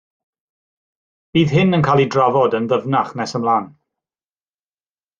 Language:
Welsh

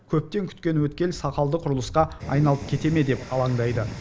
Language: Kazakh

